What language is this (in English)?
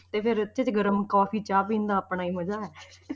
Punjabi